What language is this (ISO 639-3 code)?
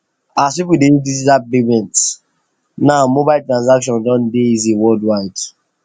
pcm